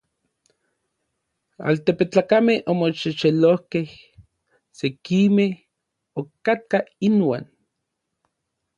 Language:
Orizaba Nahuatl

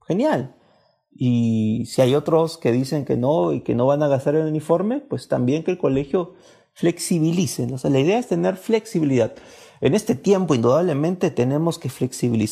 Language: Spanish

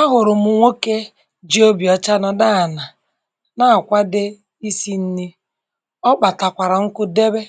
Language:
Igbo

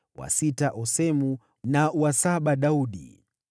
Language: Swahili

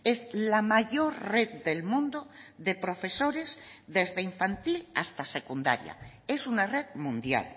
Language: Spanish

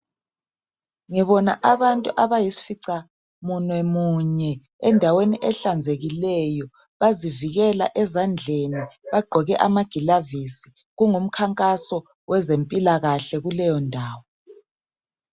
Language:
North Ndebele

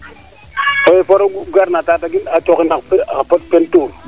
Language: Serer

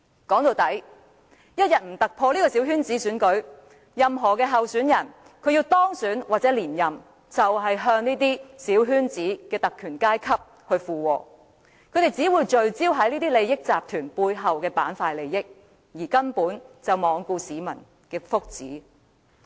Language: Cantonese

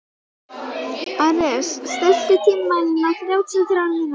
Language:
Icelandic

